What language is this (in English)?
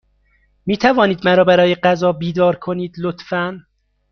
Persian